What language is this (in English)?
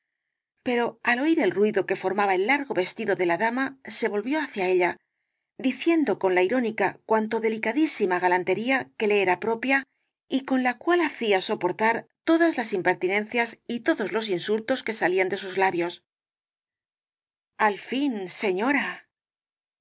Spanish